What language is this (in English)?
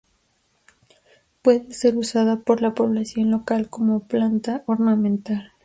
Spanish